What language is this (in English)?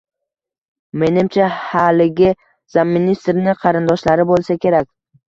Uzbek